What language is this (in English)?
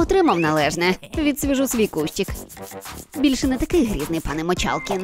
Ukrainian